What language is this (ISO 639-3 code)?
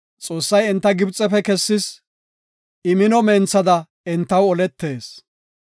gof